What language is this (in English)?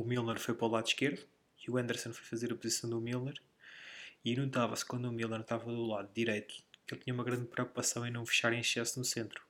Portuguese